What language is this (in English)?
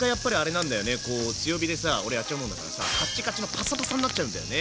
Japanese